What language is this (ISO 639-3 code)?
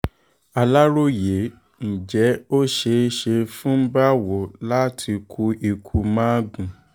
yor